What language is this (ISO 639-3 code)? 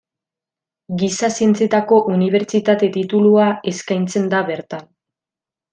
eus